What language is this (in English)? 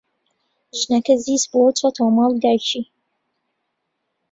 Central Kurdish